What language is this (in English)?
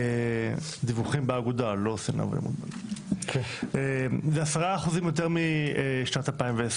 Hebrew